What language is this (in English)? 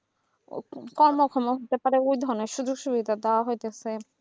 Bangla